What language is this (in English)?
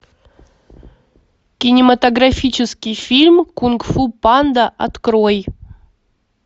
Russian